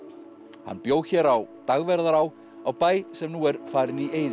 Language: Icelandic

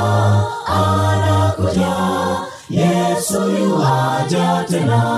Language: Swahili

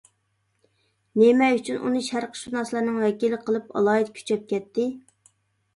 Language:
Uyghur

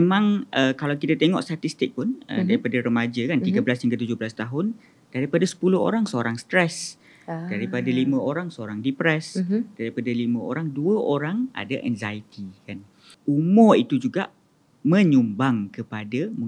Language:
Malay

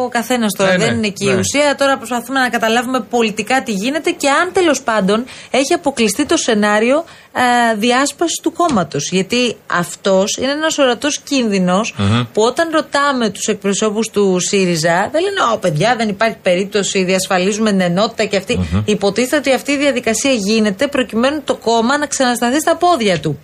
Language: Greek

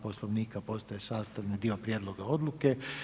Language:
Croatian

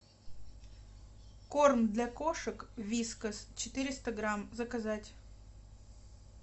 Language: Russian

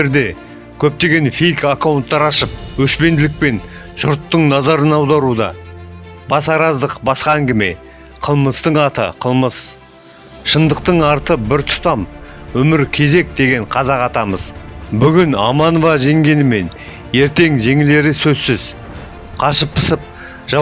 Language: Kazakh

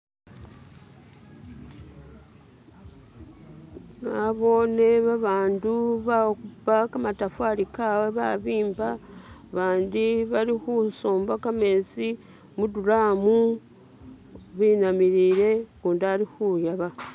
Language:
Masaaba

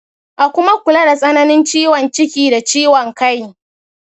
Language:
Hausa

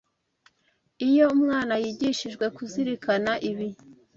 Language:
Kinyarwanda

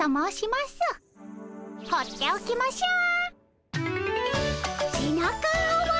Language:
Japanese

